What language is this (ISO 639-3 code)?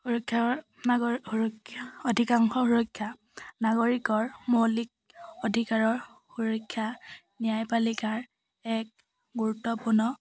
asm